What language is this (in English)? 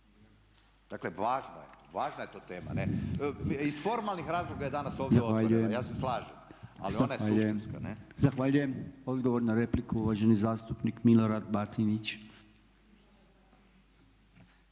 Croatian